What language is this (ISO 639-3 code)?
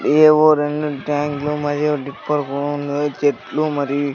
tel